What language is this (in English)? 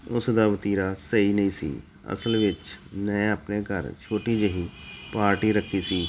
Punjabi